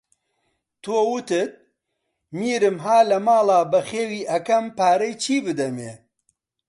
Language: Central Kurdish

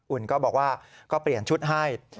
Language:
Thai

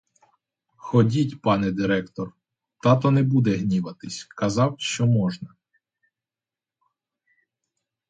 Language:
Ukrainian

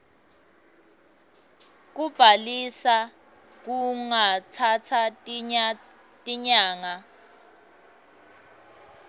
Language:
Swati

